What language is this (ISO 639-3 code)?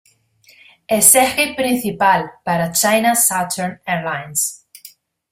spa